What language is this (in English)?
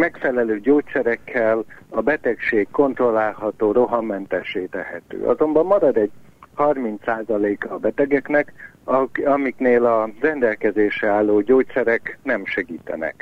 Hungarian